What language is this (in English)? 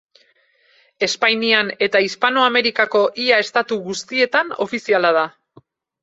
Basque